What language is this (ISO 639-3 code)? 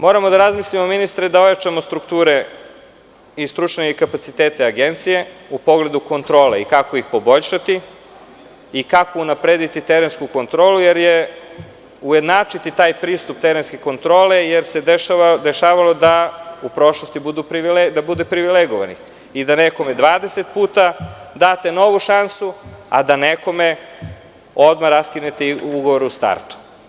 srp